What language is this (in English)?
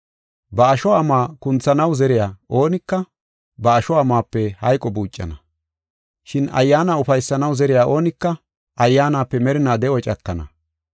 Gofa